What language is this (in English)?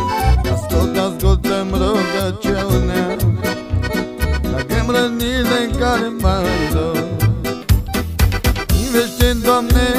Romanian